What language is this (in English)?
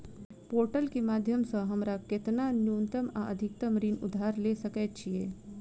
Maithili